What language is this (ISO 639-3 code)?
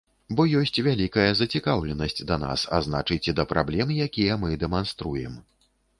bel